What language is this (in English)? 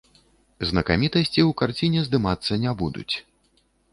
Belarusian